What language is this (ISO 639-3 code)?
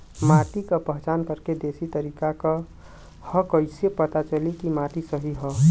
bho